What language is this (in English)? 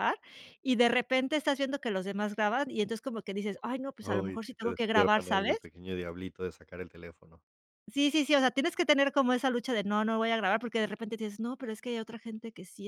Spanish